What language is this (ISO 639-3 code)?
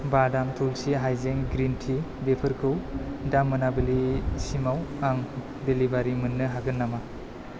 brx